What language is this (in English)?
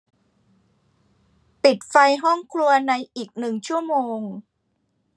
Thai